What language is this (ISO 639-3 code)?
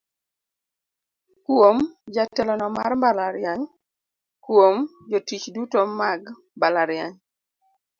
luo